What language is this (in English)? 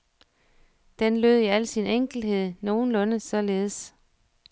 Danish